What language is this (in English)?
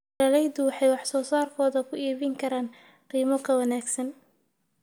Somali